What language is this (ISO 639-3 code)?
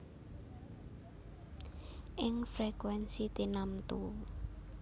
jav